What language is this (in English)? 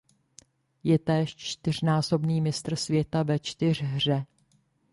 Czech